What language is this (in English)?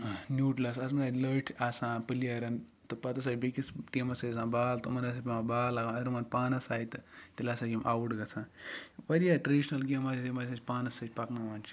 Kashmiri